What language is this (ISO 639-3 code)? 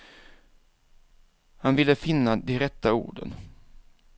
swe